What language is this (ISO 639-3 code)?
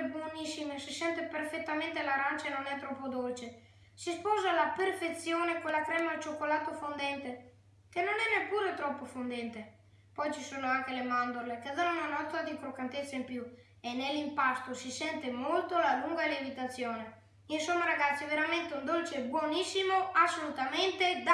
ita